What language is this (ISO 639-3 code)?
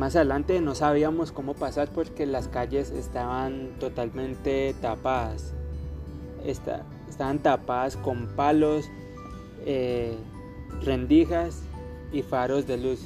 spa